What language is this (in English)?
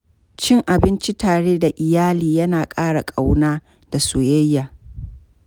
Hausa